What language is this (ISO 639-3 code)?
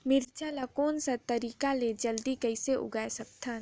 hne